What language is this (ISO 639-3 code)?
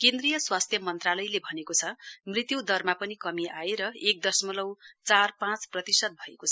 nep